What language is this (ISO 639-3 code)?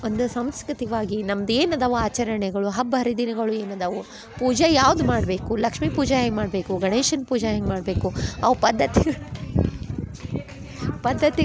kan